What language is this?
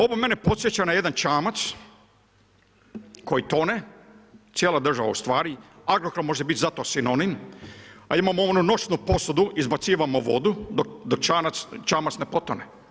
Croatian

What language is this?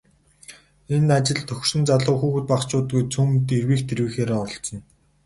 Mongolian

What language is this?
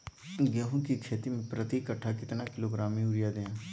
Magahi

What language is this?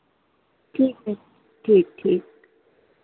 Hindi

